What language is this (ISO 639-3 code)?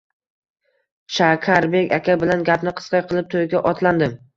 uzb